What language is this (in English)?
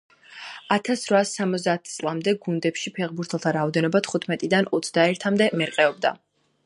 Georgian